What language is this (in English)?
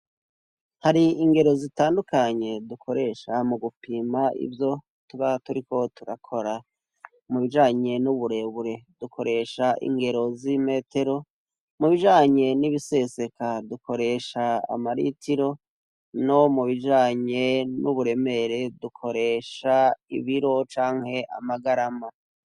Rundi